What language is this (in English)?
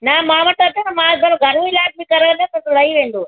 Sindhi